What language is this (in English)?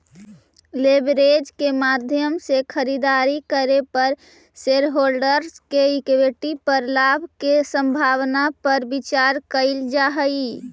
Magahi